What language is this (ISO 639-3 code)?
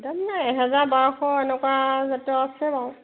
asm